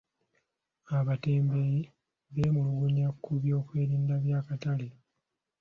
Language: Ganda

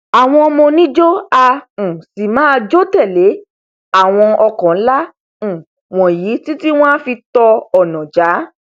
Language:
Yoruba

